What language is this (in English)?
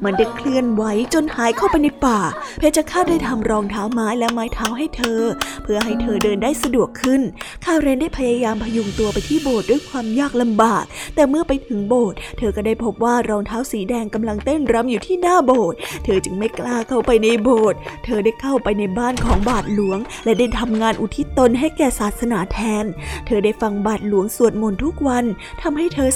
Thai